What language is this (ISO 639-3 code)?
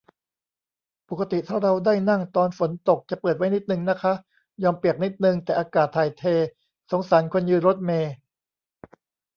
tha